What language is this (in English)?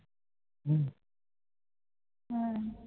Bangla